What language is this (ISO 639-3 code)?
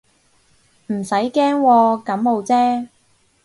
yue